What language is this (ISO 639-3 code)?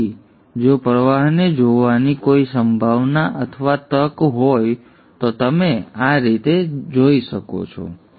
guj